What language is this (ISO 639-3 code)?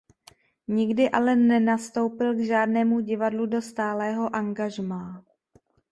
ces